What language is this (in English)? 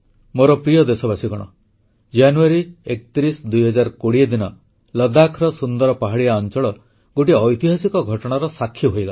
Odia